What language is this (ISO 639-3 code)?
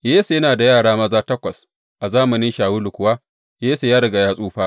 hau